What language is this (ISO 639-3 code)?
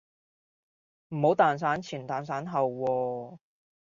yue